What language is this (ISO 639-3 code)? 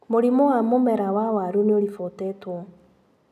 kik